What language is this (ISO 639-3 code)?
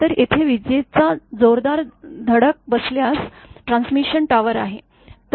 mar